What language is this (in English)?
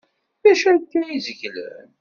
Kabyle